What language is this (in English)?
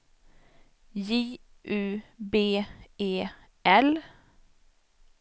Swedish